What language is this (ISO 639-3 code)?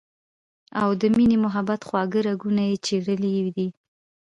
pus